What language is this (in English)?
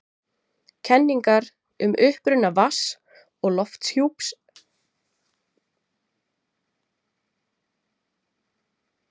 Icelandic